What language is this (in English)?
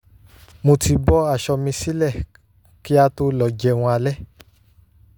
Yoruba